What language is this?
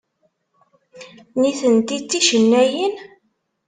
Kabyle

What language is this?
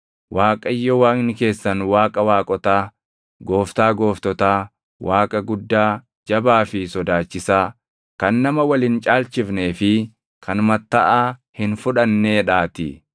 Oromo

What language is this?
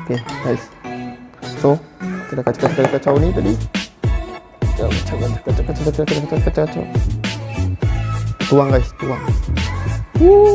Malay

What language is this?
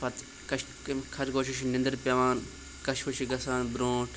Kashmiri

